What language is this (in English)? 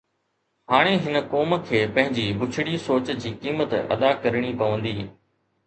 Sindhi